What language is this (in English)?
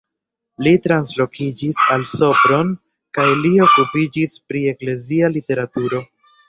Esperanto